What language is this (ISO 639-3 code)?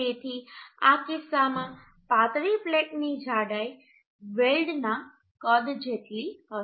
guj